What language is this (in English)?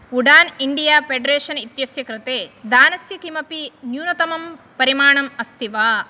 Sanskrit